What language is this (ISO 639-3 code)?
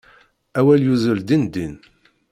kab